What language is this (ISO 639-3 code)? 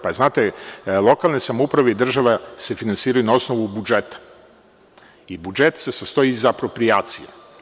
srp